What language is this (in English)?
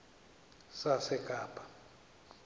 Xhosa